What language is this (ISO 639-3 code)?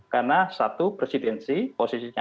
ind